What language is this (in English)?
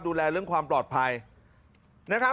Thai